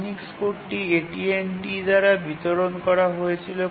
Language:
Bangla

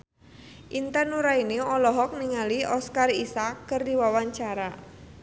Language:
Sundanese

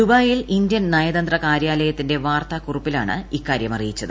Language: Malayalam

